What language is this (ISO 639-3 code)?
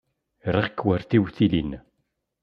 kab